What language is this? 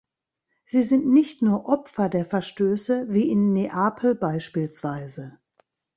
German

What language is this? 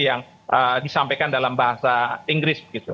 Indonesian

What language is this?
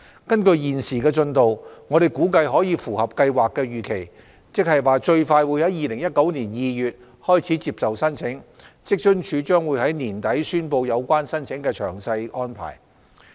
Cantonese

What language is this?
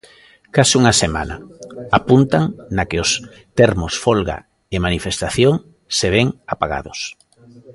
Galician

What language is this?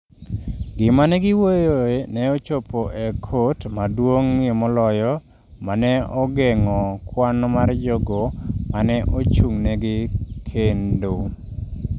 Luo (Kenya and Tanzania)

